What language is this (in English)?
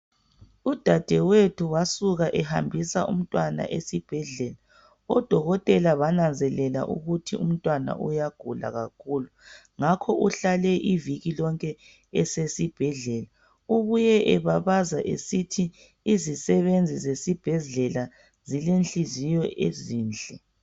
North Ndebele